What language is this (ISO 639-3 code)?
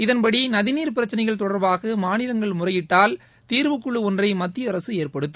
tam